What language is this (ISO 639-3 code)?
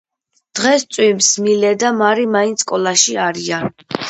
kat